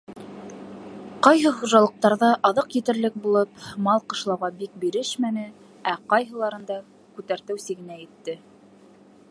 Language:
Bashkir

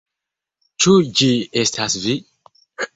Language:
Esperanto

